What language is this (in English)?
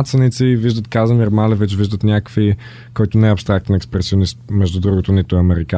Bulgarian